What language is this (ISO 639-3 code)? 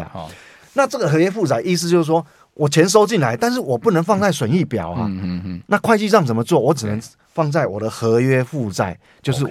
zho